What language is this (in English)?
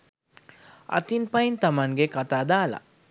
Sinhala